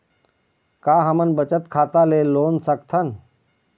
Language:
Chhattisgarhi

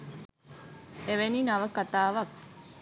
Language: Sinhala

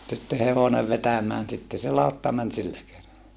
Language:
Finnish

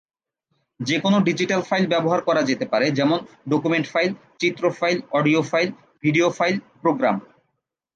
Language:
Bangla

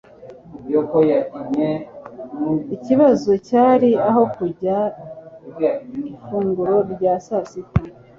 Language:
Kinyarwanda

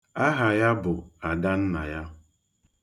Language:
Igbo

